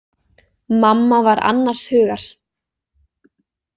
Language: Icelandic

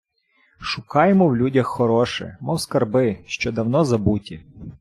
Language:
Ukrainian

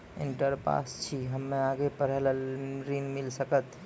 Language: Maithili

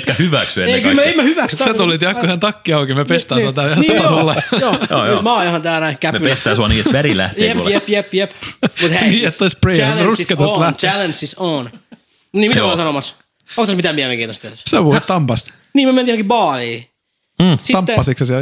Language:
Finnish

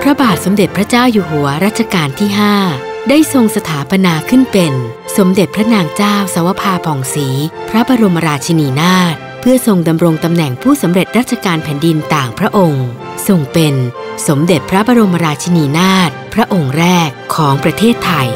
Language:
Thai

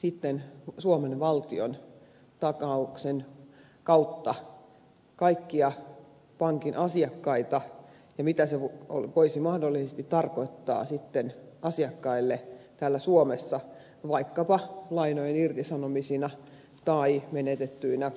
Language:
Finnish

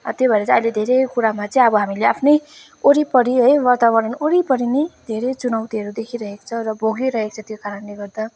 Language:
Nepali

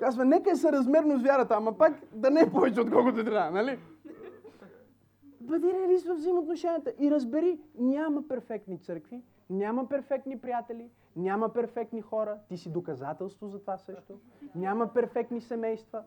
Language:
Bulgarian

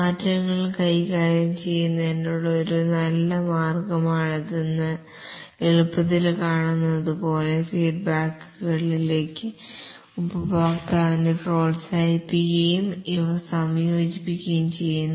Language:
Malayalam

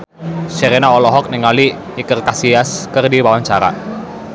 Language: Sundanese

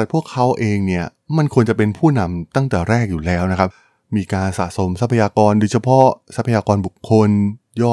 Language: Thai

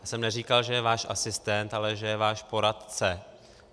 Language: Czech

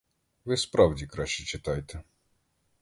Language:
Ukrainian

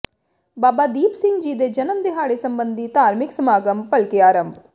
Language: Punjabi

